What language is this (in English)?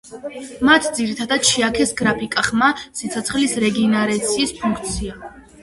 Georgian